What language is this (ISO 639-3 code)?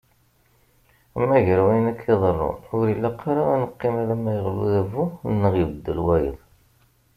kab